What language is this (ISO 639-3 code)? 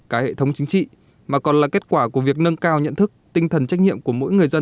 vie